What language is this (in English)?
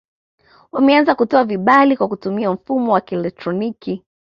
Swahili